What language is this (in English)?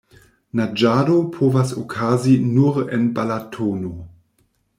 Esperanto